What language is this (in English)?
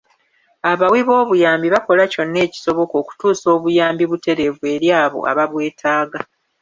Ganda